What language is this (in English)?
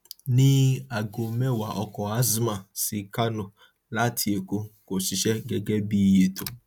Yoruba